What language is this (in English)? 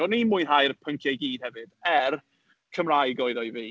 Welsh